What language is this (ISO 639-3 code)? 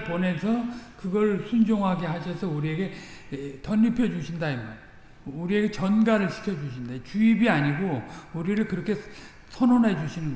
kor